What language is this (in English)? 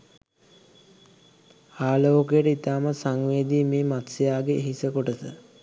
Sinhala